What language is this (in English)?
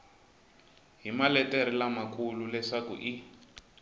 Tsonga